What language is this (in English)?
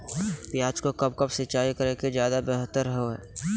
Magahi